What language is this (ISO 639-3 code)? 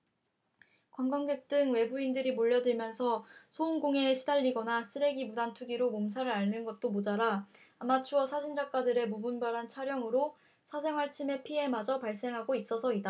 kor